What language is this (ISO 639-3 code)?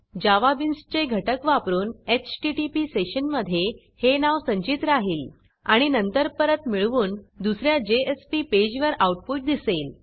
mar